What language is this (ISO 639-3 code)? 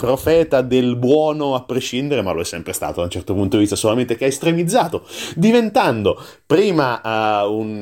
ita